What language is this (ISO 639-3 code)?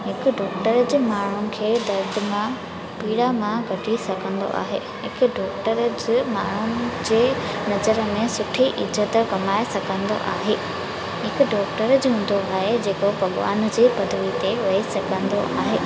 snd